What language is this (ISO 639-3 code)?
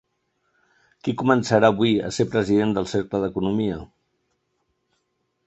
cat